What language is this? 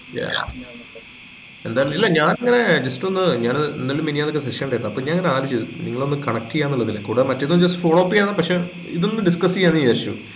Malayalam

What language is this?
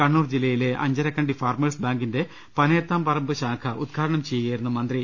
Malayalam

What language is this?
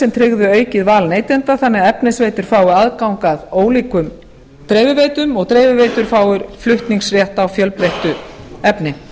Icelandic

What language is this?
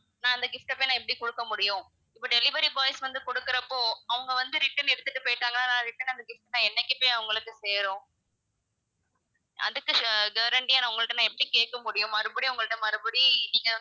Tamil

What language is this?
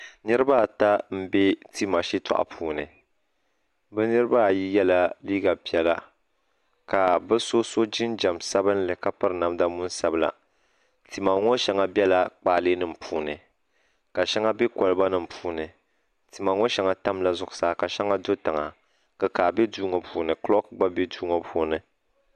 Dagbani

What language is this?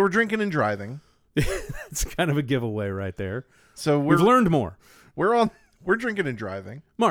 English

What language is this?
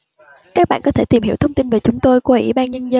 Vietnamese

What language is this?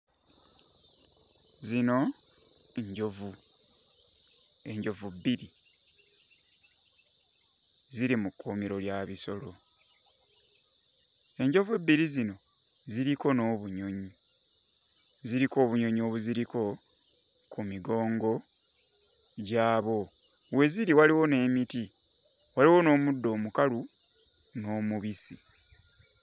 Ganda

